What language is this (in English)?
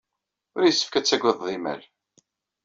Kabyle